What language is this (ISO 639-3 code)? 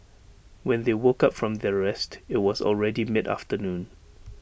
eng